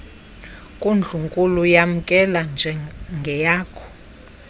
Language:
Xhosa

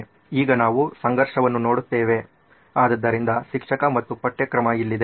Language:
Kannada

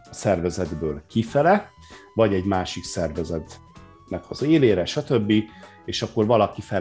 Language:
Hungarian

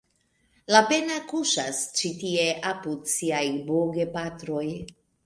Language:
Esperanto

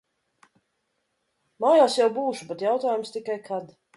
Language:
Latvian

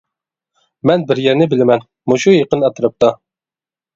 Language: Uyghur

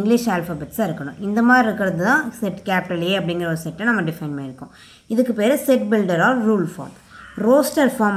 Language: Romanian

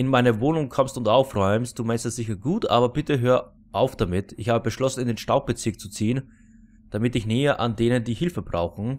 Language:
German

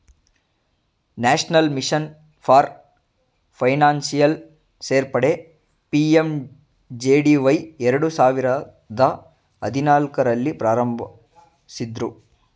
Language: Kannada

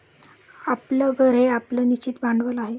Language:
Marathi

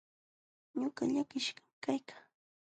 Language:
Jauja Wanca Quechua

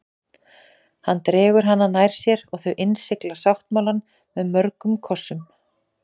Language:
Icelandic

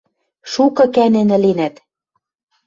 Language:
Western Mari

